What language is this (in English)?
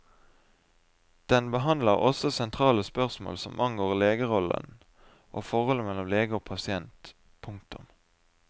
Norwegian